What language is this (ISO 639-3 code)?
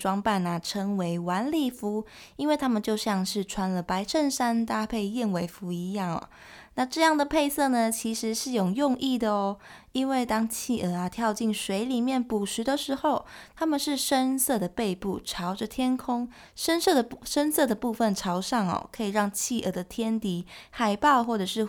zho